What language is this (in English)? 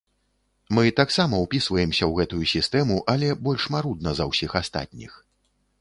Belarusian